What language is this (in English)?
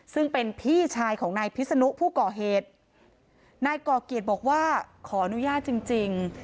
Thai